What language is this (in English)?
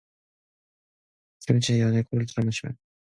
Korean